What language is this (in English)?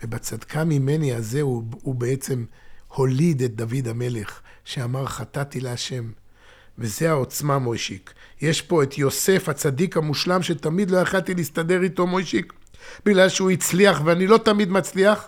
Hebrew